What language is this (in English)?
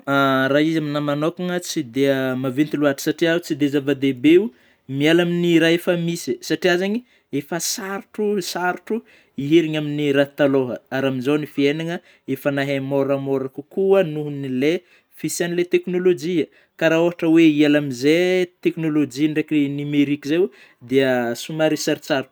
Northern Betsimisaraka Malagasy